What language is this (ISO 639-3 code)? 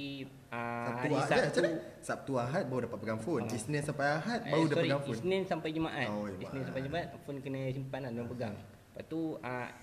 msa